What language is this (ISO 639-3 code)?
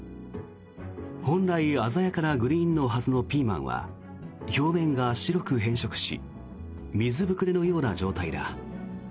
jpn